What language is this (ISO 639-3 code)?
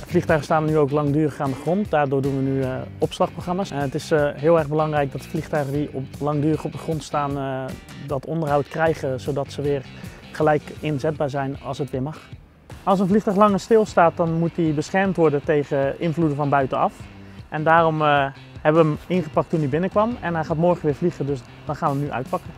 nld